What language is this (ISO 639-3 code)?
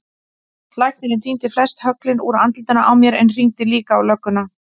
isl